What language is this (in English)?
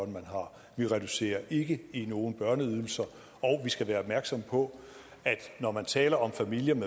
Danish